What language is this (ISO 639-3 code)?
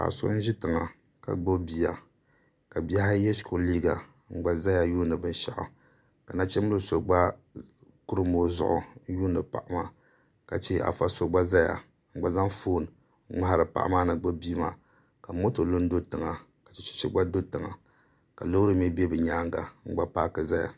dag